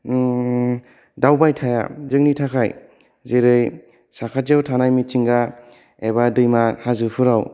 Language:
Bodo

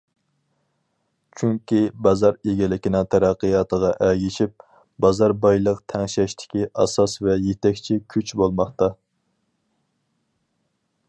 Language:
Uyghur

